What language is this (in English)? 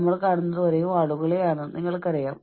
Malayalam